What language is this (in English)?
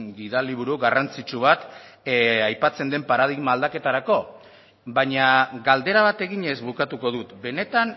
Basque